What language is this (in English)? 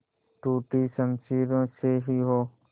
Hindi